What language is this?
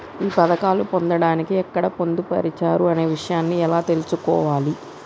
Telugu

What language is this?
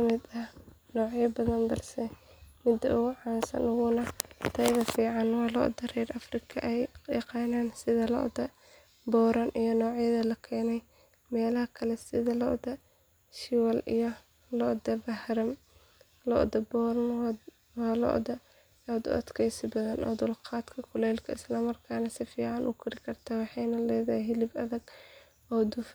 Somali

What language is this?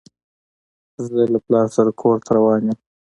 Pashto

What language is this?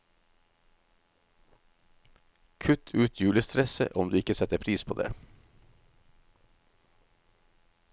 Norwegian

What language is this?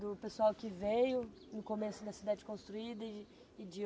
Portuguese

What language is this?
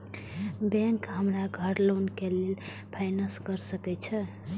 Maithili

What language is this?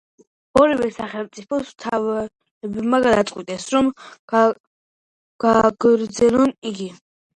Georgian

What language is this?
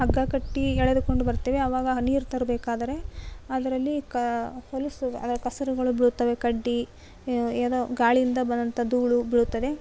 Kannada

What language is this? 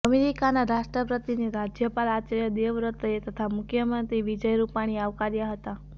Gujarati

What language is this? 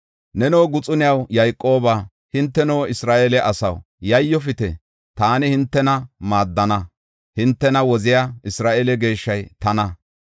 Gofa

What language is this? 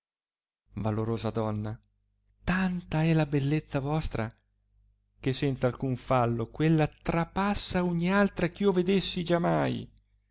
Italian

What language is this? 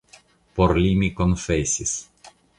Esperanto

